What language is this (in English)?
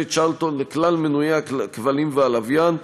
Hebrew